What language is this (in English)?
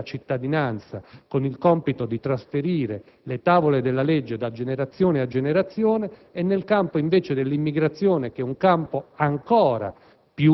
Italian